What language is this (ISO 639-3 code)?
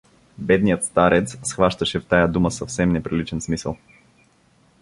bul